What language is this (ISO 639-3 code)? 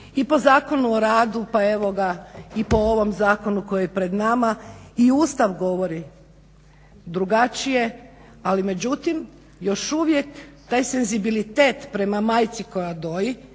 hrv